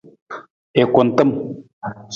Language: Nawdm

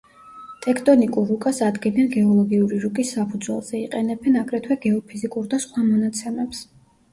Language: Georgian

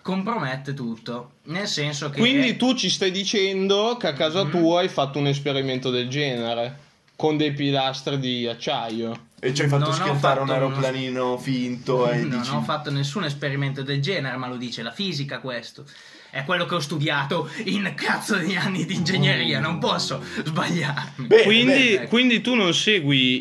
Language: Italian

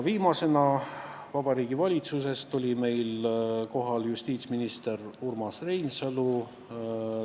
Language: Estonian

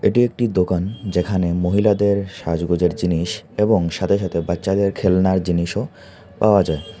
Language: Bangla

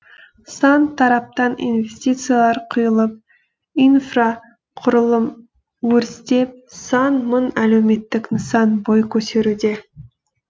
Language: Kazakh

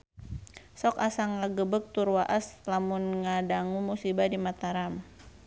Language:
Sundanese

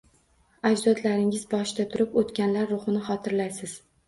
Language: Uzbek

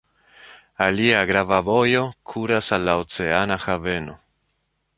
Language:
Esperanto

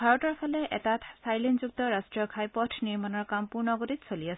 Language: Assamese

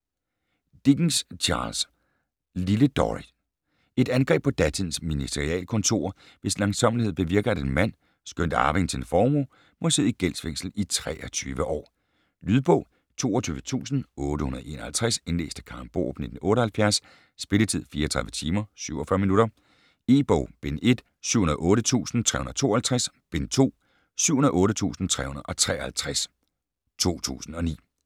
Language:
Danish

